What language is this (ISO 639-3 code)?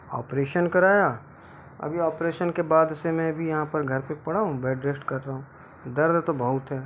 hin